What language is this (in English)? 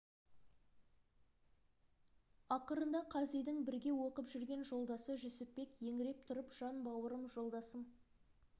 Kazakh